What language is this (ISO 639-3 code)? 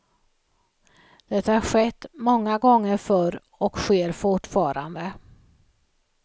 swe